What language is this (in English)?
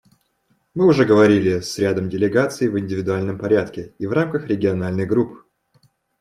Russian